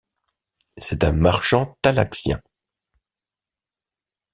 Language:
French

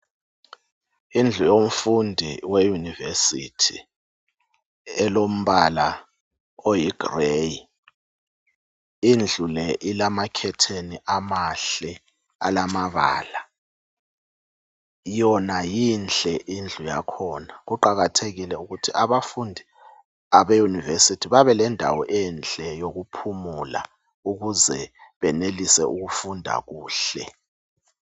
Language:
North Ndebele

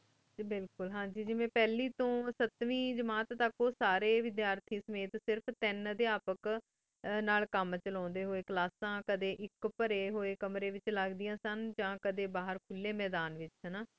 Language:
Punjabi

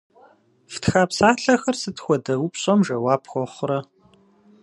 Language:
Kabardian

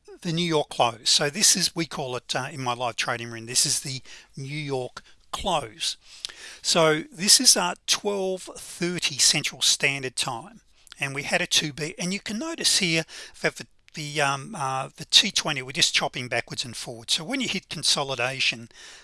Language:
English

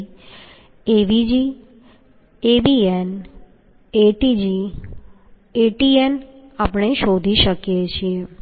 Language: Gujarati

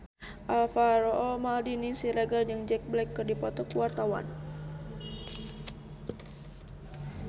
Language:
Sundanese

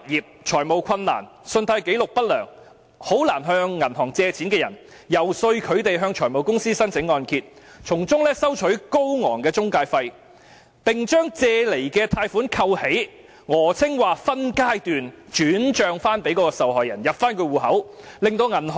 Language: Cantonese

